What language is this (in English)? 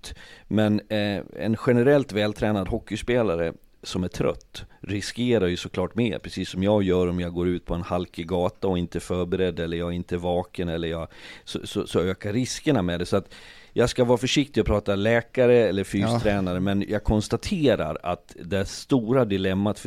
Swedish